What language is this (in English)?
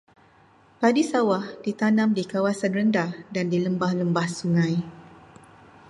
Malay